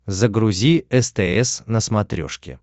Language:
Russian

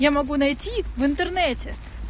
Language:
Russian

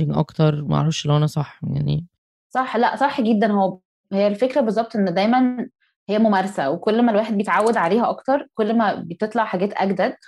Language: Arabic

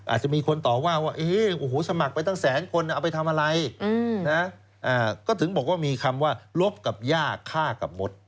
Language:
Thai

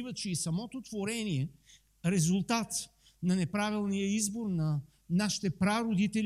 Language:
Bulgarian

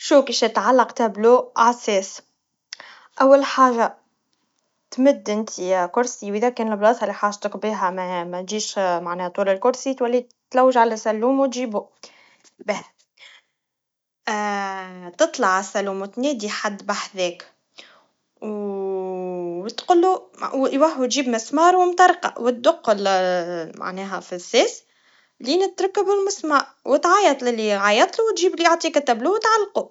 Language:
Tunisian Arabic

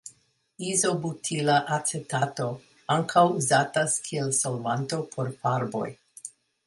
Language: Esperanto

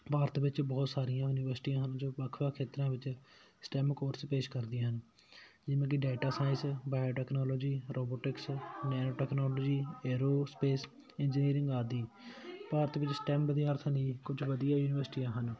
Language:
Punjabi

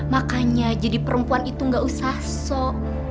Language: Indonesian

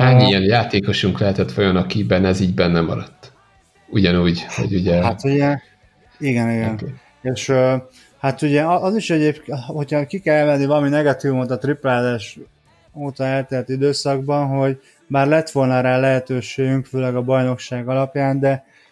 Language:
Hungarian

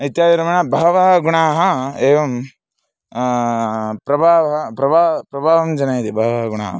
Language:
Sanskrit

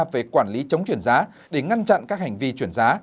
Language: Vietnamese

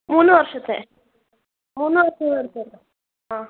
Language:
Malayalam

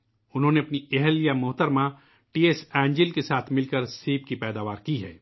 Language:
Urdu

